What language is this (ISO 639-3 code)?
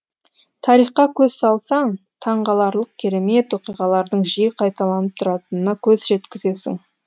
kaz